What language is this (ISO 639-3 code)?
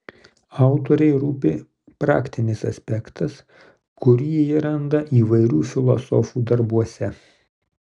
lit